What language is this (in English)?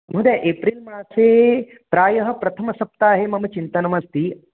Sanskrit